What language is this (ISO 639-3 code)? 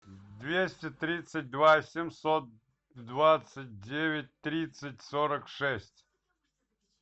rus